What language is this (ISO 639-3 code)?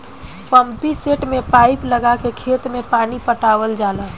bho